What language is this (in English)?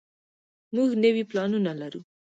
Pashto